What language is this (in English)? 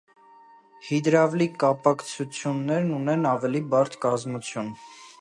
Armenian